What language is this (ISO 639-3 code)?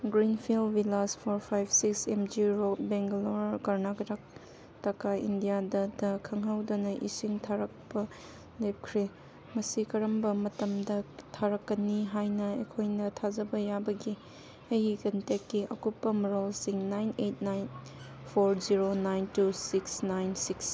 mni